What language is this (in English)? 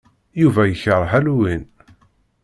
Kabyle